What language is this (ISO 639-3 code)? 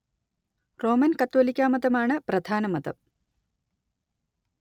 mal